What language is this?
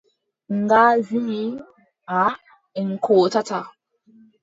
Adamawa Fulfulde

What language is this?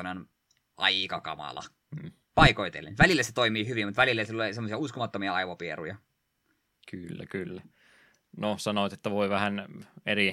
Finnish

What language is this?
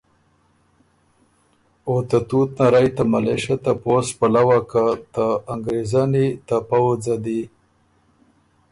Ormuri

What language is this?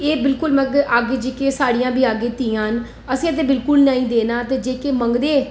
Dogri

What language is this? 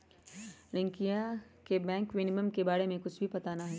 Magahi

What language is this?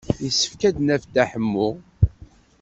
Kabyle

